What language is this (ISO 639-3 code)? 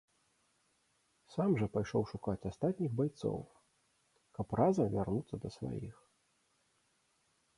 bel